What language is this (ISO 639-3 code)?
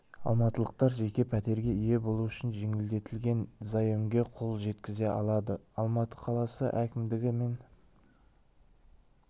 kaz